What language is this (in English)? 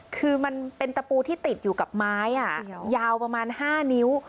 Thai